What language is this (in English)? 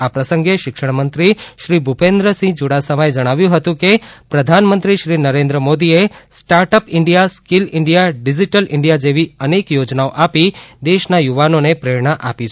Gujarati